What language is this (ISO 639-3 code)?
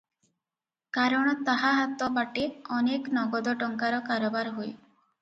ori